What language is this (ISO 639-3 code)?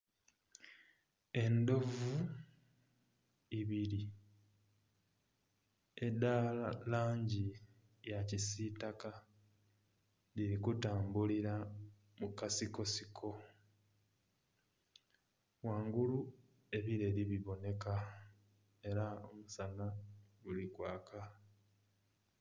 xog